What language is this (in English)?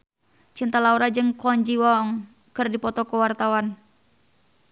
Sundanese